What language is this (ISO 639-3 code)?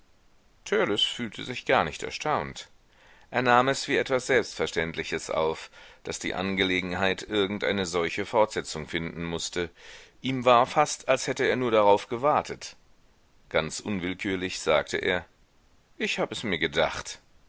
deu